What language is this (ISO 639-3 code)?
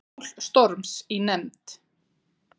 isl